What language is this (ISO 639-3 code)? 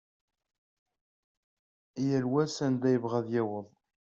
kab